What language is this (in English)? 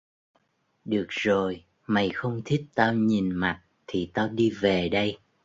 Vietnamese